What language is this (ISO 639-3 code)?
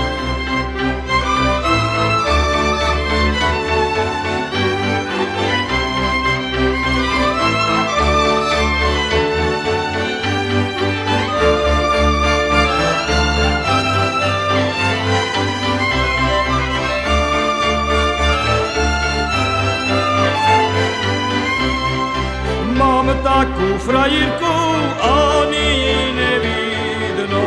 slk